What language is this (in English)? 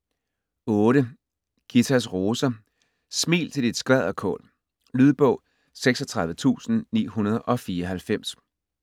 Danish